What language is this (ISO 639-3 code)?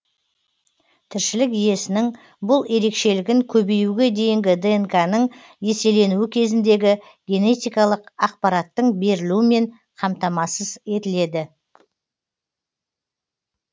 kaz